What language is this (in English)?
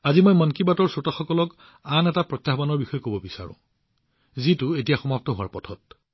Assamese